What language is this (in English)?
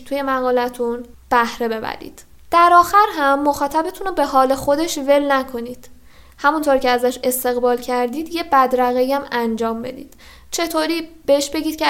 Persian